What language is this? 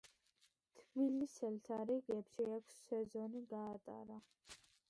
Georgian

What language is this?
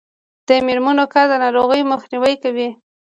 Pashto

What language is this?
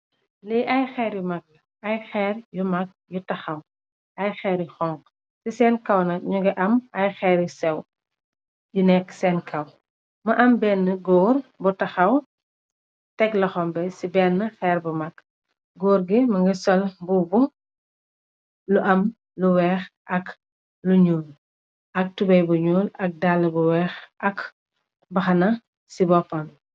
Wolof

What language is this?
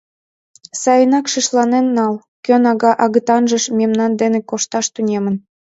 Mari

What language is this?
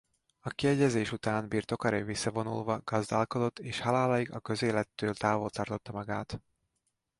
Hungarian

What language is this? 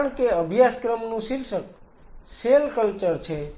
Gujarati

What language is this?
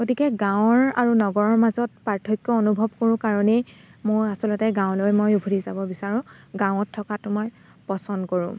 Assamese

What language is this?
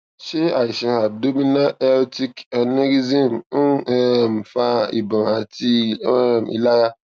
Yoruba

